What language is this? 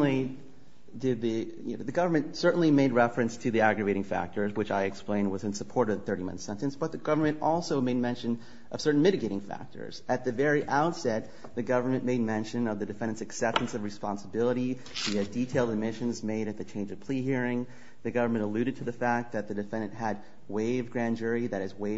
English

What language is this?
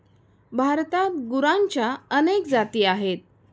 Marathi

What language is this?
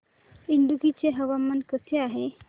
Marathi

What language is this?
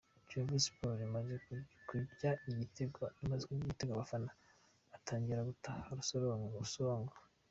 Kinyarwanda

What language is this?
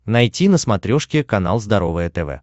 Russian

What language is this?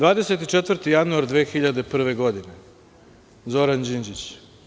Serbian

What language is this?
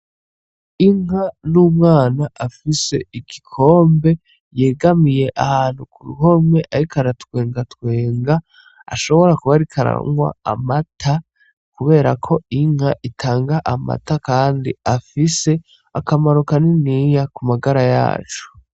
Rundi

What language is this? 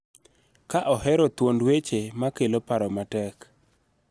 Luo (Kenya and Tanzania)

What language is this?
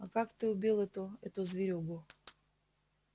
Russian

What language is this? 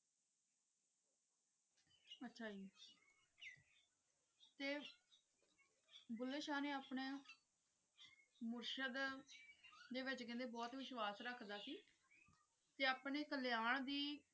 Punjabi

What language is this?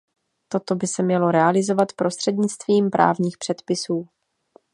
Czech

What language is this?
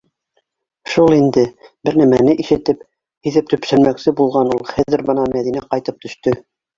Bashkir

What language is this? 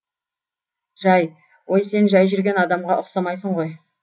Kazakh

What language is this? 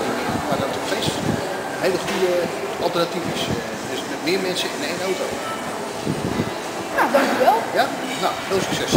Dutch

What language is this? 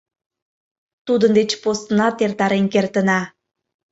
Mari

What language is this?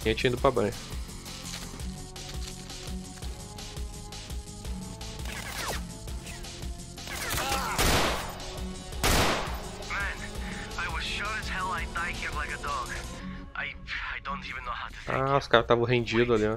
Portuguese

